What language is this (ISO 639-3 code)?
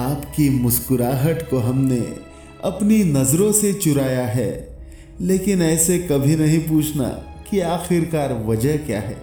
hin